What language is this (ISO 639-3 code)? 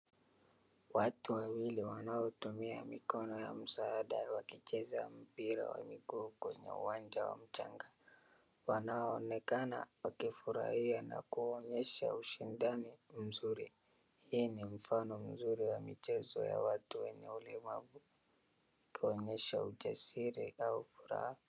swa